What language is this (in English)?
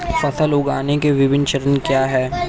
Hindi